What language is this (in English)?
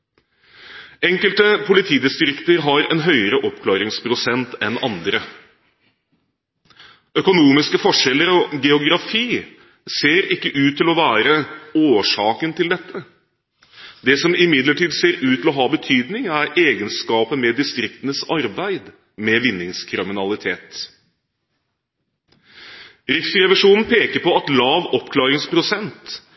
Norwegian Bokmål